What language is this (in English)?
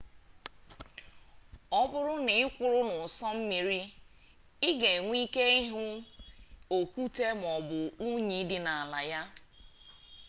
Igbo